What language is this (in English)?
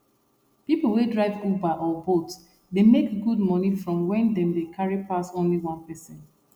Nigerian Pidgin